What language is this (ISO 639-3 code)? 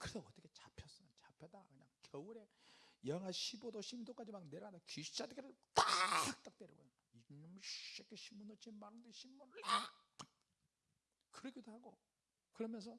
kor